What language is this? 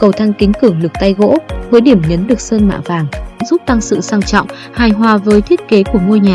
Vietnamese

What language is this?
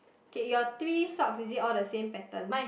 English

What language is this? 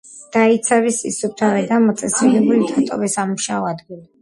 Georgian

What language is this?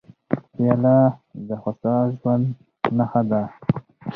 Pashto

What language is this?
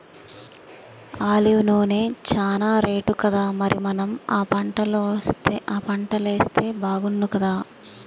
Telugu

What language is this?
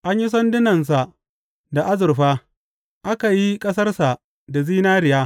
Hausa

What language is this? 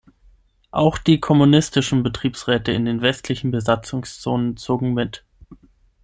German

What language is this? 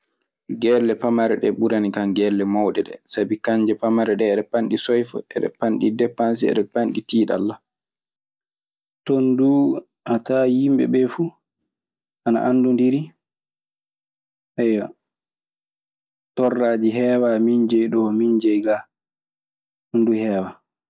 Maasina Fulfulde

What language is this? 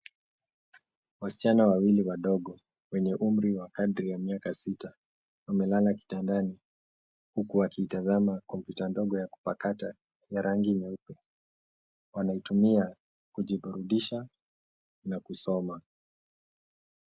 Swahili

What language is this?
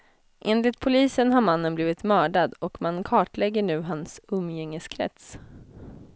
Swedish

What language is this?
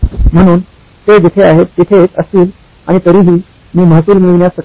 Marathi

